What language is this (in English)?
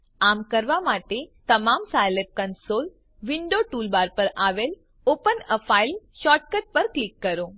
Gujarati